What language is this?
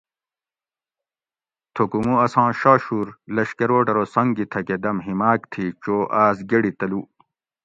Gawri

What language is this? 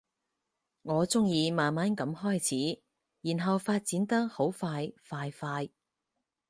Cantonese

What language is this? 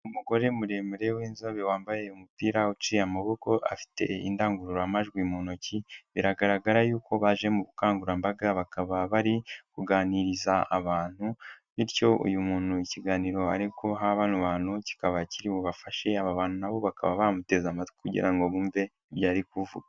Kinyarwanda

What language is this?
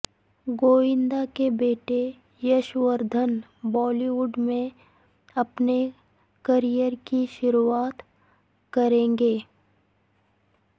Urdu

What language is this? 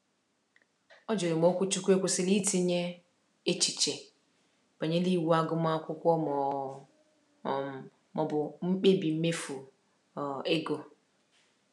Igbo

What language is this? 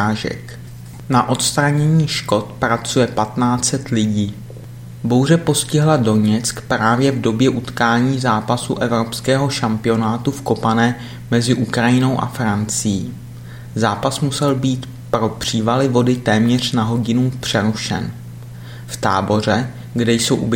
Czech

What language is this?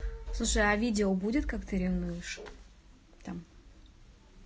Russian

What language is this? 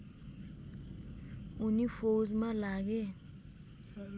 Nepali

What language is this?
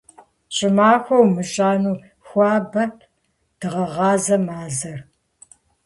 Kabardian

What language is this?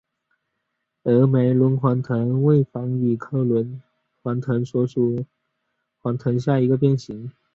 Chinese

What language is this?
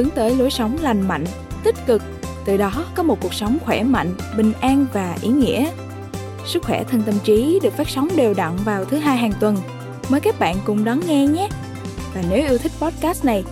Vietnamese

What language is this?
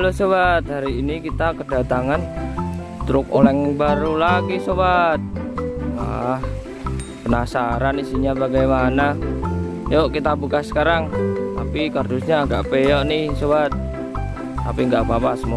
Indonesian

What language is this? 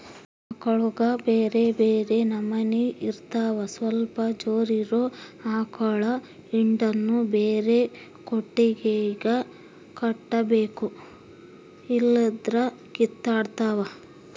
Kannada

